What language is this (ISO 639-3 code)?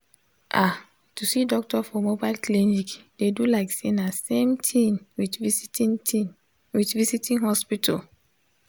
pcm